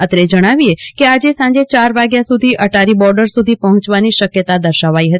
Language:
Gujarati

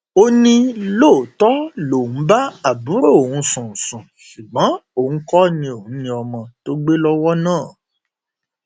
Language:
Yoruba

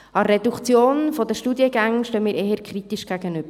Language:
Swiss German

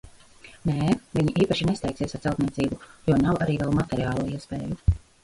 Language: Latvian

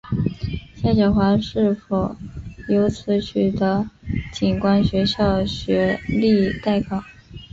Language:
Chinese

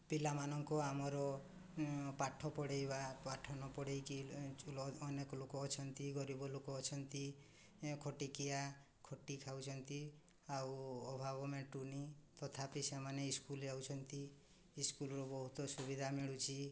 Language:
Odia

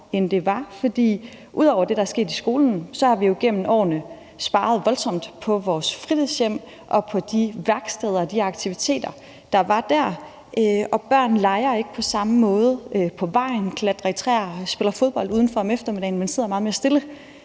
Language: Danish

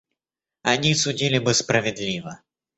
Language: Russian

